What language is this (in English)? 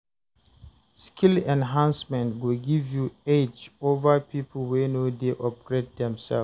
Nigerian Pidgin